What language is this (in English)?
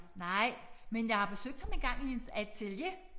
Danish